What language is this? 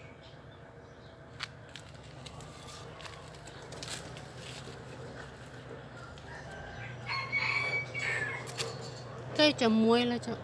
Thai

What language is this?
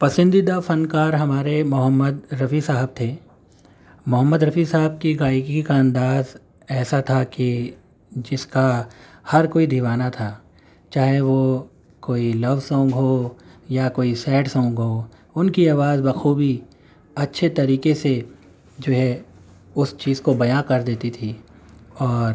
Urdu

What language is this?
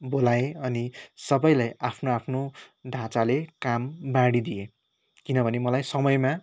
Nepali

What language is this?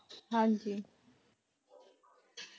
Punjabi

